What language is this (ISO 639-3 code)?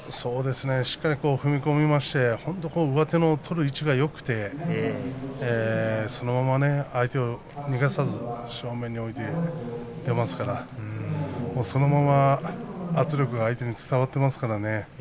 jpn